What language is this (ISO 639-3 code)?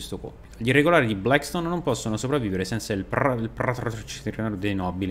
ita